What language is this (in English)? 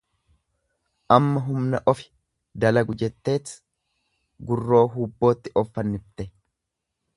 Oromo